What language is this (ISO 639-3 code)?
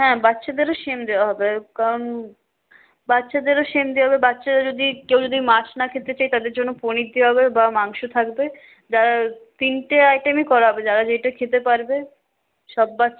ben